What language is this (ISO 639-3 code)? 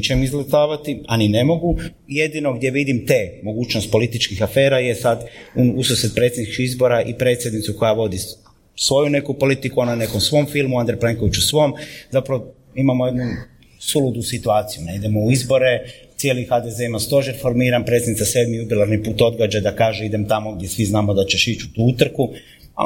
hrv